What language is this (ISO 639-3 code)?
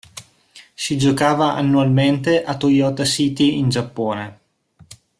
ita